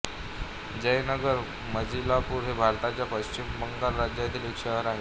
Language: Marathi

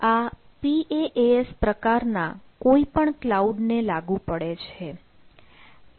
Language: Gujarati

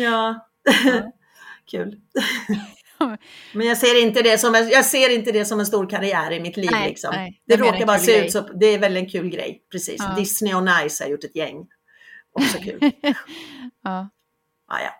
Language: Swedish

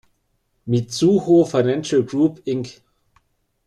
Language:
German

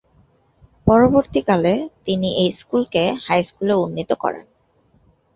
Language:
Bangla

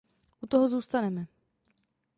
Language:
Czech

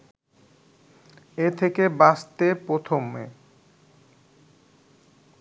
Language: Bangla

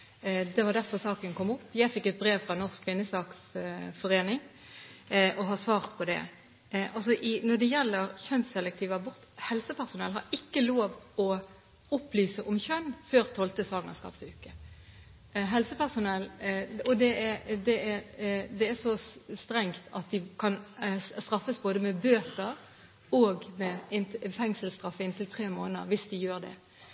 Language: Norwegian Bokmål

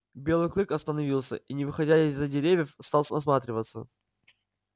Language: Russian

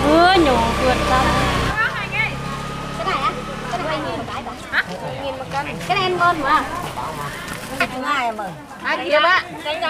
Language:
Vietnamese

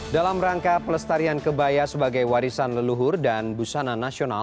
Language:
Indonesian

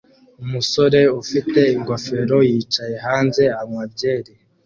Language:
Kinyarwanda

